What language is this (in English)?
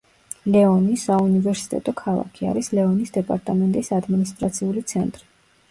Georgian